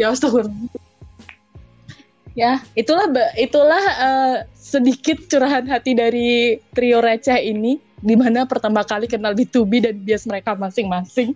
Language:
Indonesian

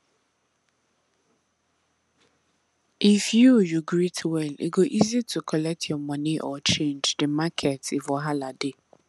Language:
Nigerian Pidgin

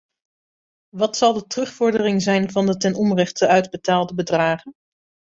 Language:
Dutch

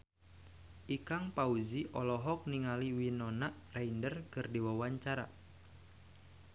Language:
Sundanese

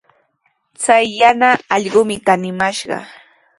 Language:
Sihuas Ancash Quechua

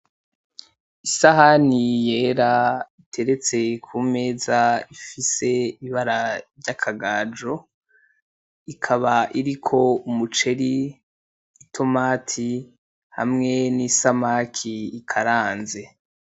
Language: Rundi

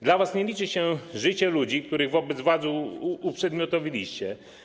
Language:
Polish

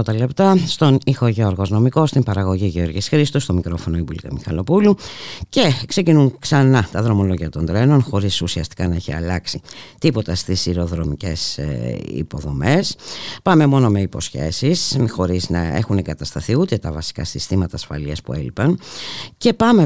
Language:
Greek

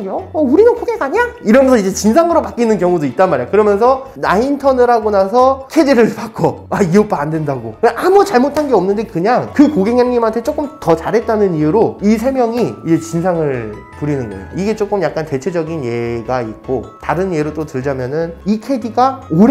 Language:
Korean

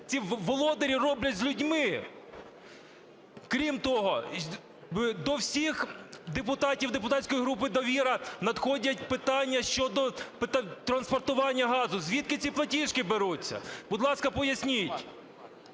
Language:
Ukrainian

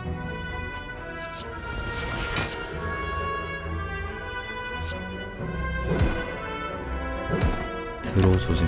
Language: Korean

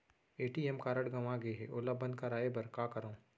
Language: Chhattisgarhi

